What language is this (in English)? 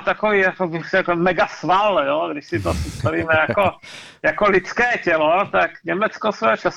Czech